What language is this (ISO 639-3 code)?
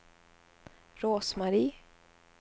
swe